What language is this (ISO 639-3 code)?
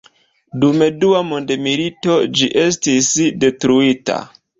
epo